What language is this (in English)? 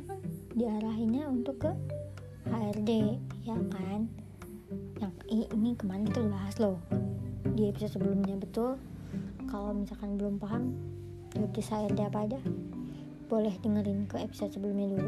Indonesian